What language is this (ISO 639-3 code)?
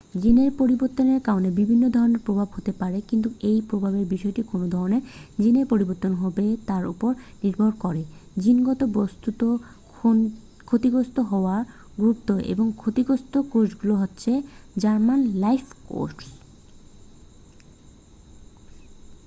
ben